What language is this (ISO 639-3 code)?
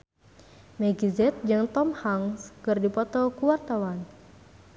sun